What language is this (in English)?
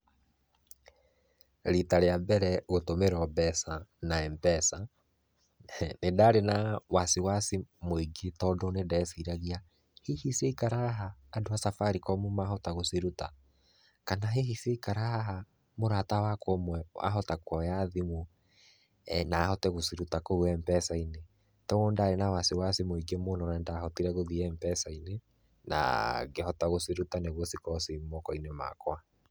Kikuyu